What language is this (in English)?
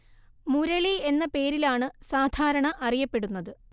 Malayalam